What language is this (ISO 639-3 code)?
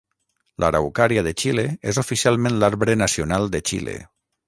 cat